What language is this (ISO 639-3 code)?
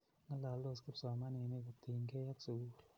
kln